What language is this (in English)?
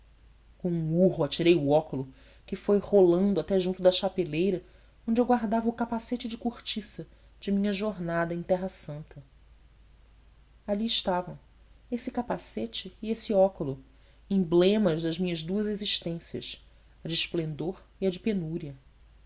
Portuguese